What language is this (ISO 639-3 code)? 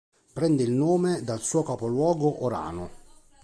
ita